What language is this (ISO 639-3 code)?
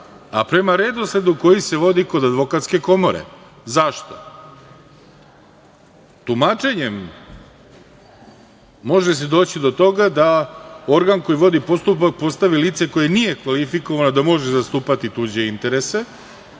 srp